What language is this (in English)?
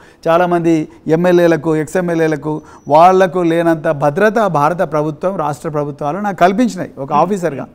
Telugu